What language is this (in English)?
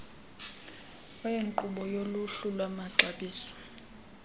Xhosa